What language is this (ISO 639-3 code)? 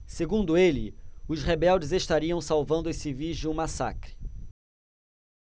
por